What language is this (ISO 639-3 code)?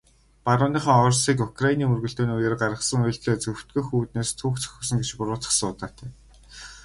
mon